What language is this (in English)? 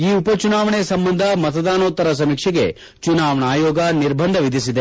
Kannada